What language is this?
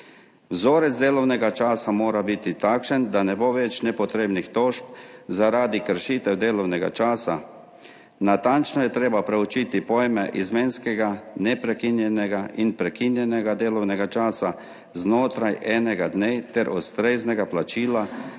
Slovenian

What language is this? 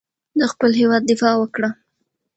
Pashto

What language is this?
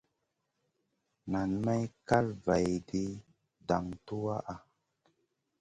Masana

